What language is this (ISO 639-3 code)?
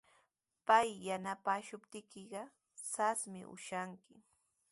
qws